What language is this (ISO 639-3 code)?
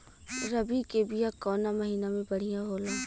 bho